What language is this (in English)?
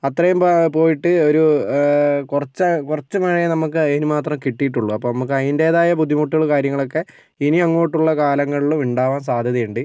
Malayalam